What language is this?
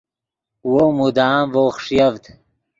Yidgha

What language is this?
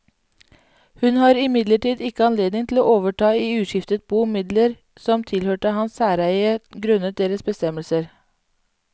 Norwegian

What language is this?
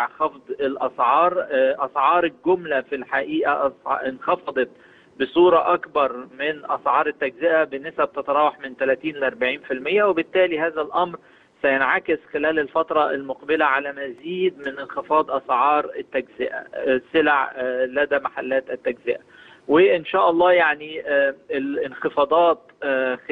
Arabic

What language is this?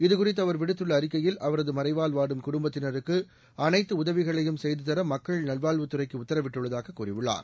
Tamil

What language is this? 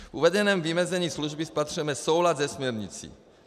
Czech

